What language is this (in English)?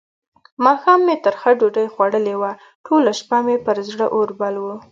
Pashto